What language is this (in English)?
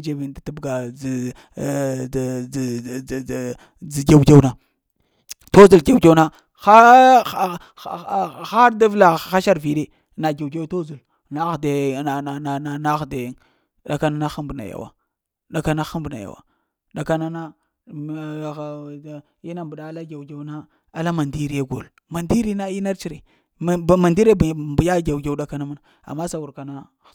Lamang